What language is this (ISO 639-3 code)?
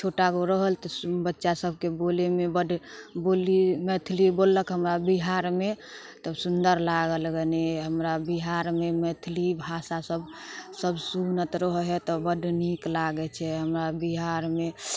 mai